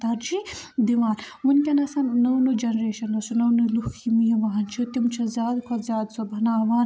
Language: Kashmiri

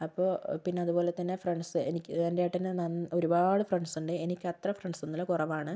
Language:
Malayalam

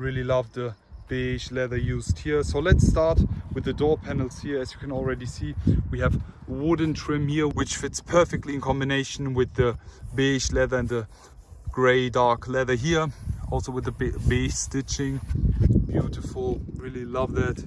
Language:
English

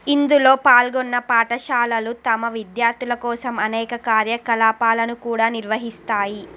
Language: Telugu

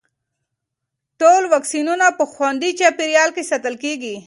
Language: Pashto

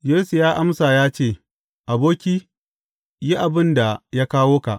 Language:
Hausa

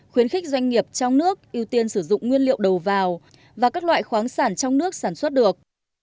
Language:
Vietnamese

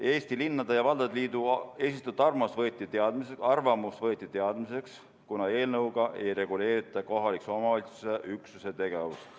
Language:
Estonian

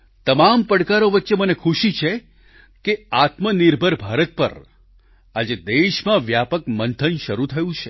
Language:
Gujarati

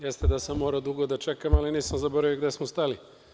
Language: Serbian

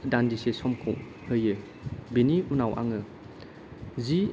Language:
Bodo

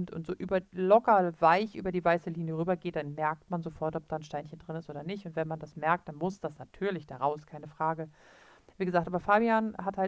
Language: German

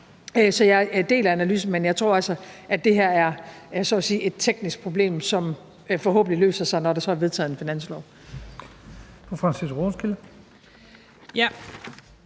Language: Danish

